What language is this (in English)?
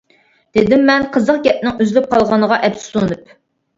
Uyghur